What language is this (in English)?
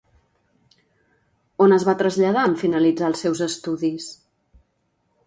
Catalan